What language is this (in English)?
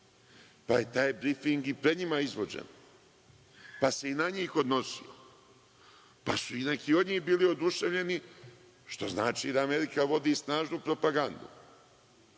Serbian